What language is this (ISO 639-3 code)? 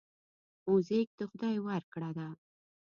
pus